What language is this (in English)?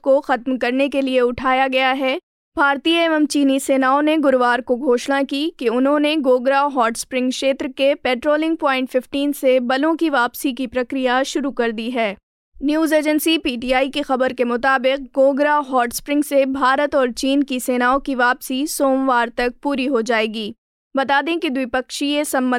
Hindi